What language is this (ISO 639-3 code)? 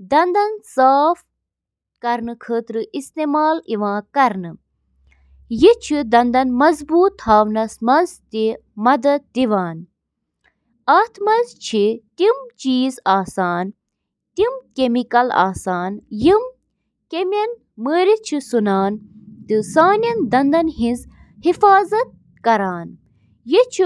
kas